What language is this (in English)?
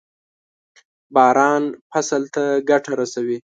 Pashto